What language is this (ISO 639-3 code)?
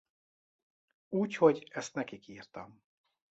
hun